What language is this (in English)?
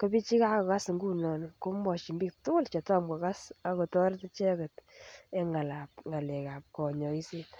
Kalenjin